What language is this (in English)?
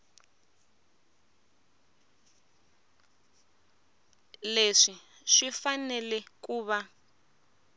Tsonga